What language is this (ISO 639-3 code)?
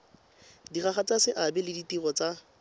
tsn